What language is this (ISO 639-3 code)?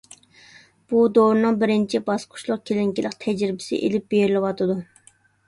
uig